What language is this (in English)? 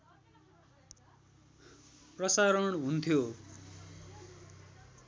Nepali